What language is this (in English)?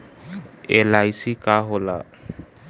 Bhojpuri